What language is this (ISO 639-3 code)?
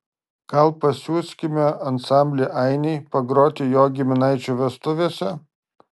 lit